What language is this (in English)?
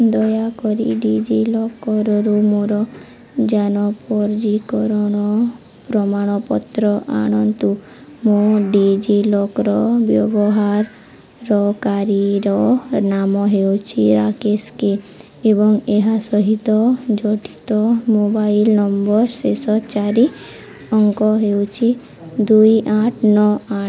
Odia